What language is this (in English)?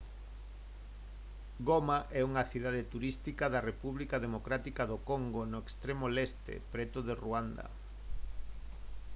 Galician